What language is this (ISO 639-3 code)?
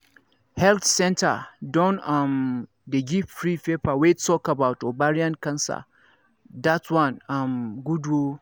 pcm